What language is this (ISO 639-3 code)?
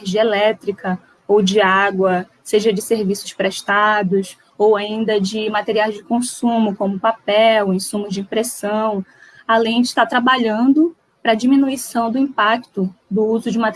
por